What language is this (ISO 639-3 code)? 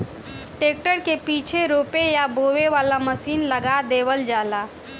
bho